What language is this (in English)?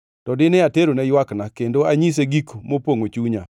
Luo (Kenya and Tanzania)